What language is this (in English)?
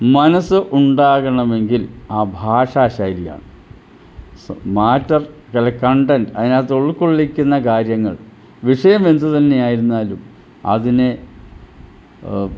Malayalam